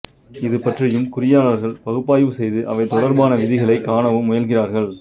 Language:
Tamil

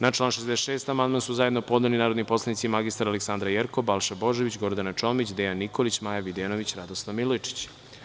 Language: Serbian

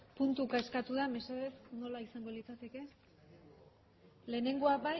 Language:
Basque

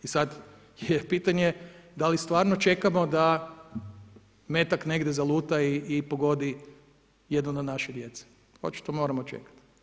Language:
Croatian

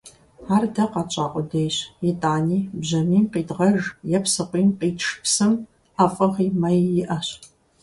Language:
Kabardian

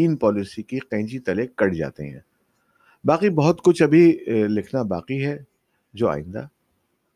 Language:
Urdu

